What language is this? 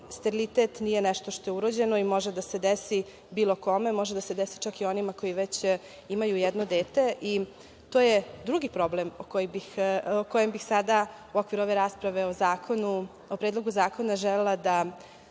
Serbian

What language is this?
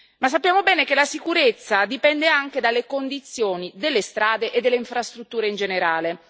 Italian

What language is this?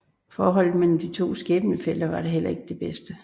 Danish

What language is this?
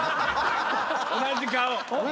Japanese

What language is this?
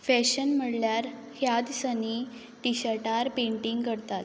Konkani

